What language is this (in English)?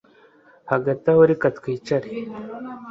Kinyarwanda